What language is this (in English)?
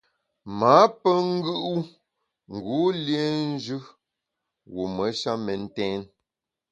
Bamun